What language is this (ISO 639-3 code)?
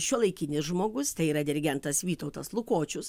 lit